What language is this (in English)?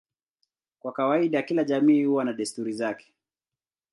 Swahili